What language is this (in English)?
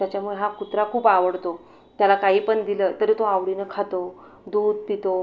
Marathi